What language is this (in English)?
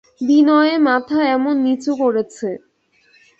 Bangla